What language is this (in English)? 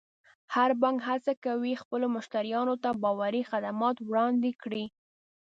Pashto